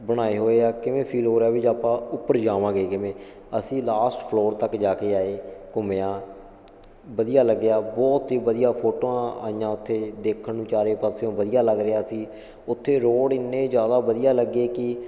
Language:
Punjabi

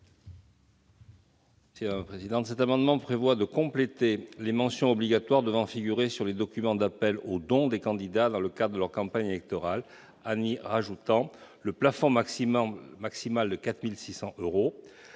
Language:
French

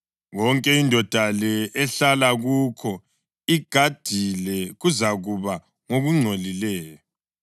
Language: North Ndebele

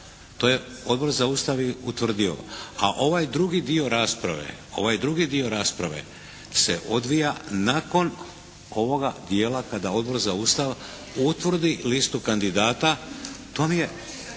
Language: Croatian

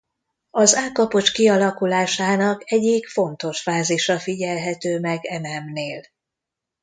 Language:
Hungarian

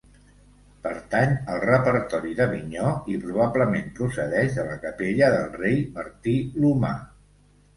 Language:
Catalan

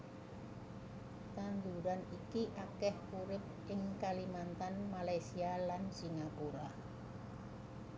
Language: Javanese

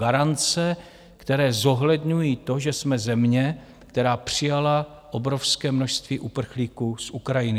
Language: Czech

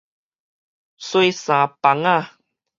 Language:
Min Nan Chinese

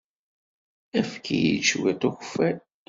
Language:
Kabyle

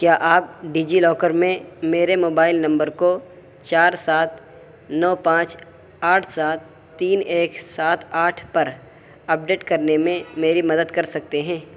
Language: Urdu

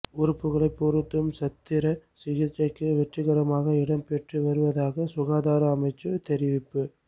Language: Tamil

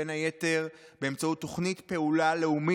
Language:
Hebrew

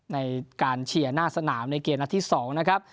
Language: Thai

